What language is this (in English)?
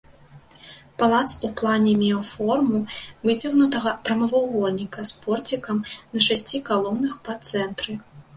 Belarusian